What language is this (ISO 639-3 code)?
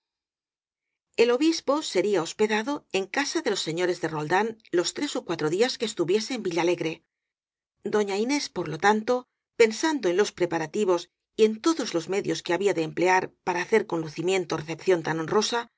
spa